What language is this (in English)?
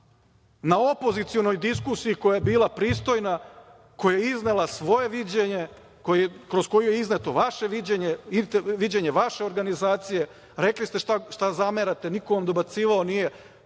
Serbian